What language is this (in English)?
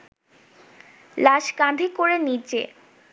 Bangla